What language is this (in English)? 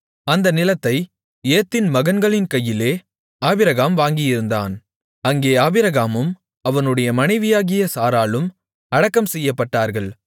Tamil